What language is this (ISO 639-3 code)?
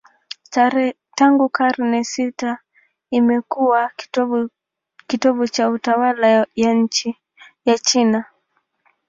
swa